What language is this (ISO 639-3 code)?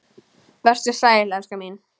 isl